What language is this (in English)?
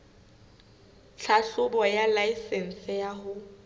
Southern Sotho